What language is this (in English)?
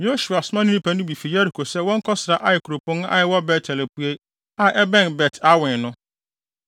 Akan